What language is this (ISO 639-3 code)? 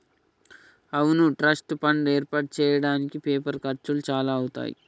tel